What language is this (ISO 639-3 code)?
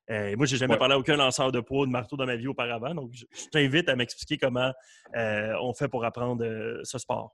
fra